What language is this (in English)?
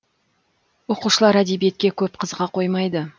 Kazakh